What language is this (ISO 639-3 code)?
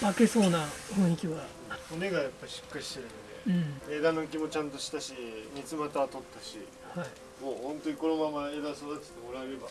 jpn